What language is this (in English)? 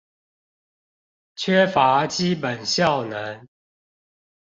Chinese